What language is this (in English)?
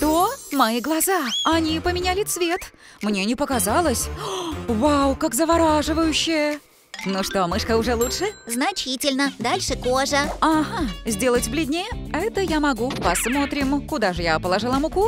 Russian